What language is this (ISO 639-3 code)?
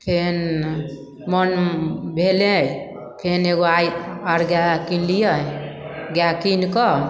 mai